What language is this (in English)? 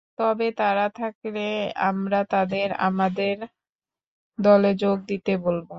Bangla